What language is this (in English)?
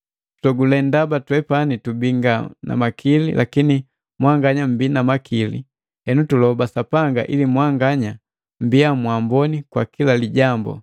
Matengo